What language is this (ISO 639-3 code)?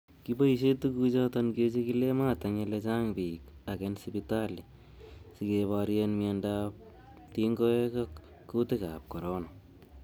kln